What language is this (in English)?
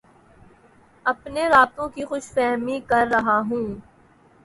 Urdu